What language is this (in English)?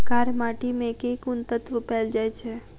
Maithili